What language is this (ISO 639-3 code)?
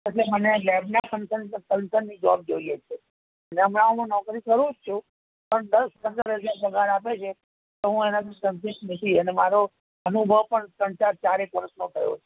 guj